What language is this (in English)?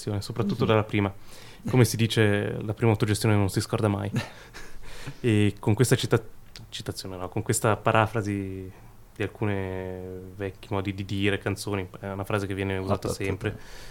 Italian